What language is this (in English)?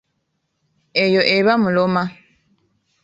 Ganda